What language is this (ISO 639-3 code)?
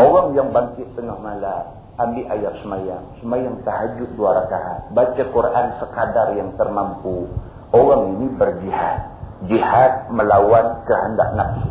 msa